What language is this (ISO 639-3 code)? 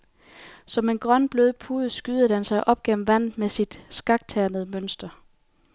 dan